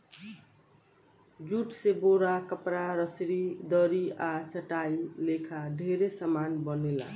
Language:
Bhojpuri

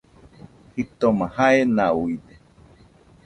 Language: Nüpode Huitoto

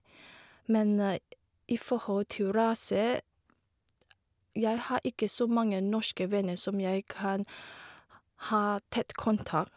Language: Norwegian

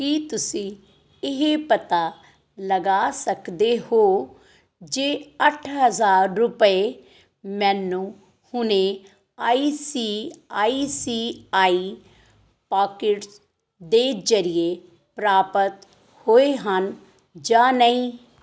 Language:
Punjabi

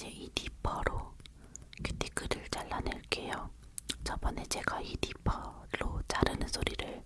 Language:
Korean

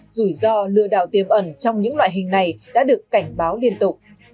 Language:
Vietnamese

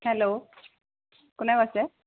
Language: Assamese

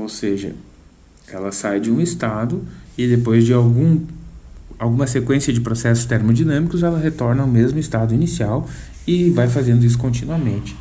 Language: Portuguese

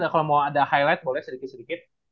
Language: Indonesian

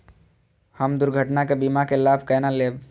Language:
Maithili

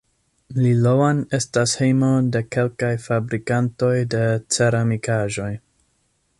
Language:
Esperanto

